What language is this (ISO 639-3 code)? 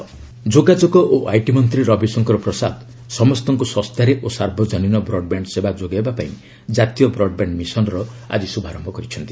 ori